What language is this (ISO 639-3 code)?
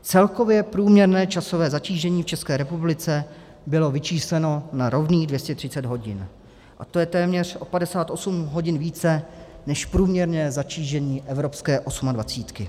ces